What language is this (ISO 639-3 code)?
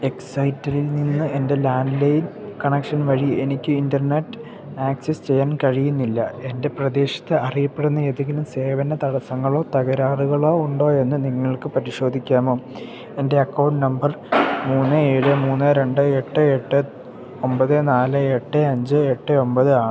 mal